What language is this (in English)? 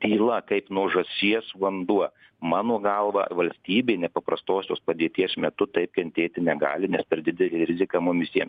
Lithuanian